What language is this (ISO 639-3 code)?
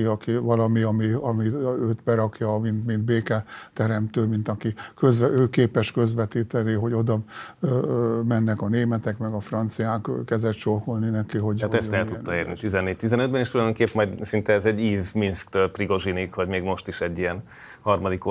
hun